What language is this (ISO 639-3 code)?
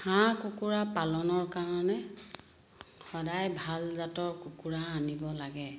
asm